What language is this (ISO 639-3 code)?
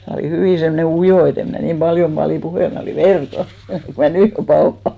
fin